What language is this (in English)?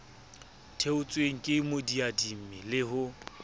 Southern Sotho